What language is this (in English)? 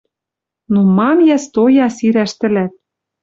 Western Mari